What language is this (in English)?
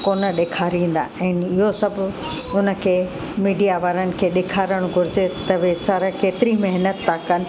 Sindhi